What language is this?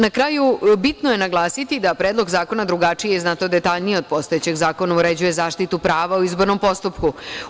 Serbian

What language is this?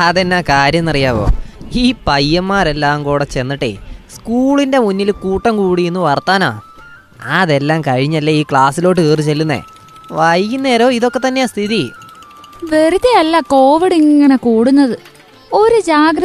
Malayalam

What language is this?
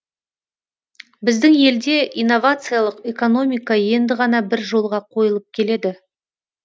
Kazakh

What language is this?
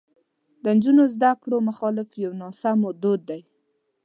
Pashto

